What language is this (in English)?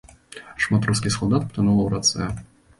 Belarusian